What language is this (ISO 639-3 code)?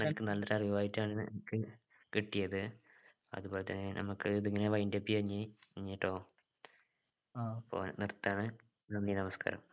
mal